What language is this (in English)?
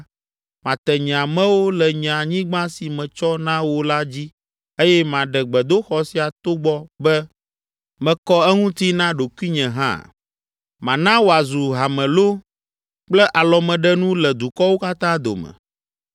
Ewe